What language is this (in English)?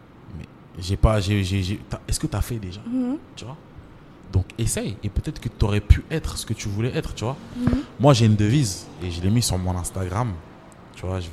French